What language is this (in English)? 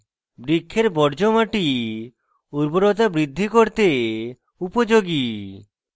Bangla